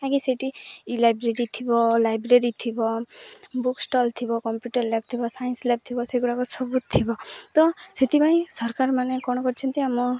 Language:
Odia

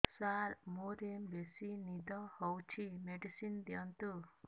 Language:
Odia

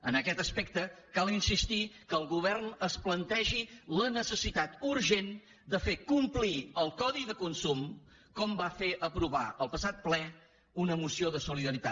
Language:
Catalan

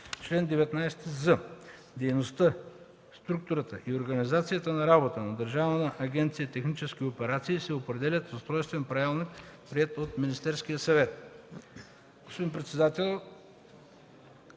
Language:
Bulgarian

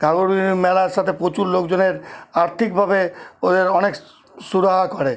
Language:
Bangla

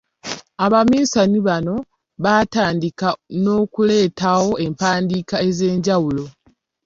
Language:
Ganda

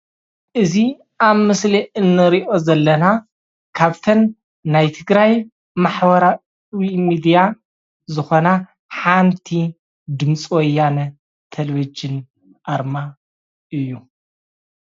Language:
Tigrinya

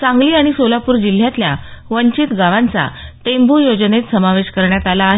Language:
Marathi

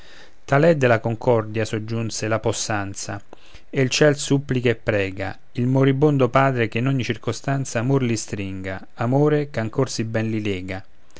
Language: Italian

